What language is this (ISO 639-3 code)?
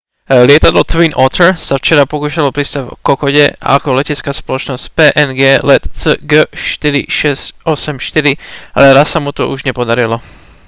slk